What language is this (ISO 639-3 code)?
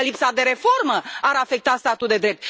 ron